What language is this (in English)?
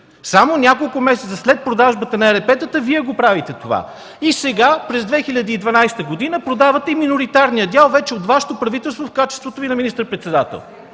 Bulgarian